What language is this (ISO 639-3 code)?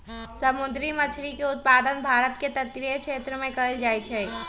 mag